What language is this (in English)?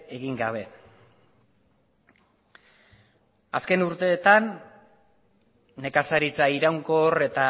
Basque